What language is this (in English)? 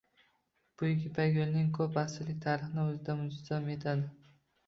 Uzbek